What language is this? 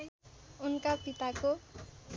Nepali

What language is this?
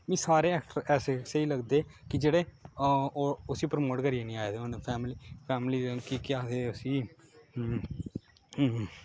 Dogri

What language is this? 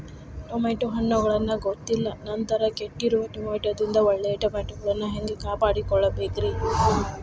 Kannada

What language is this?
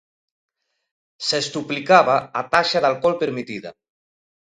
Galician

